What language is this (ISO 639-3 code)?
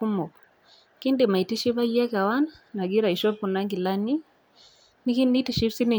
mas